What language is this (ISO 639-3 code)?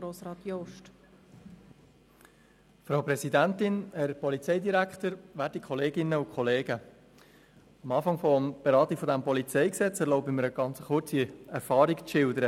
gsw